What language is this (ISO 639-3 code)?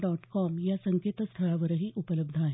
mar